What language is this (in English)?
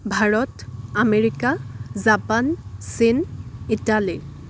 Assamese